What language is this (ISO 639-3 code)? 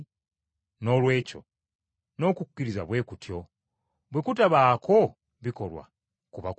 lug